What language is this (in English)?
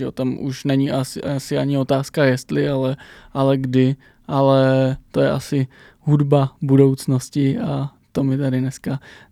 Czech